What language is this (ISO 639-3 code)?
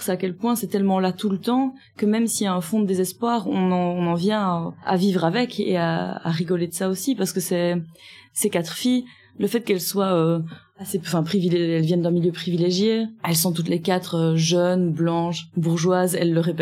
fra